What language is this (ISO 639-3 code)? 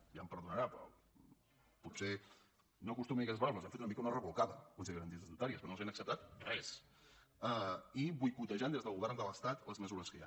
cat